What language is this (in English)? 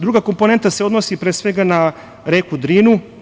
Serbian